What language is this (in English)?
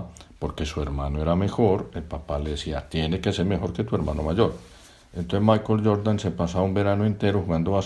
Spanish